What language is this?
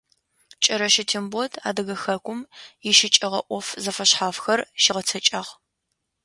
Adyghe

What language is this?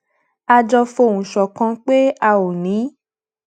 Yoruba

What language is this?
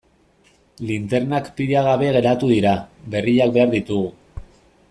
Basque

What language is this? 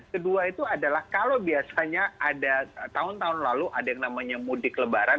Indonesian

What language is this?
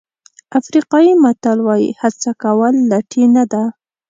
Pashto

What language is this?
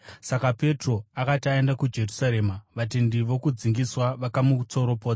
Shona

